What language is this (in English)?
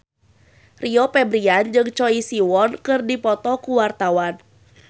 Sundanese